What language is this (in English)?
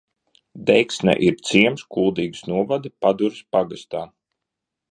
Latvian